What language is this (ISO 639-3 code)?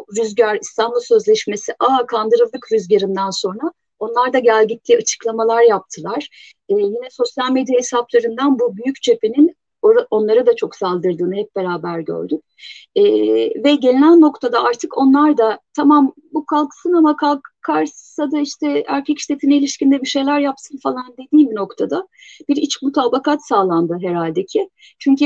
tur